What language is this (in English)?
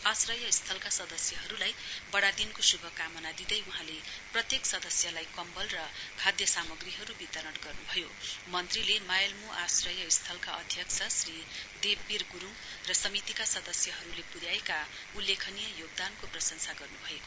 Nepali